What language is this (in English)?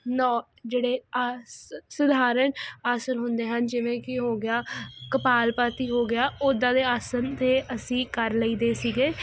Punjabi